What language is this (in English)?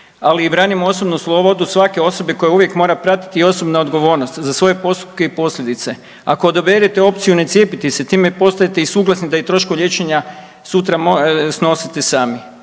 Croatian